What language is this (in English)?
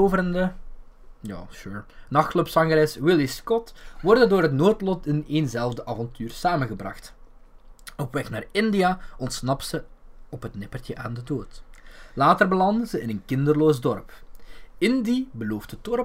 Dutch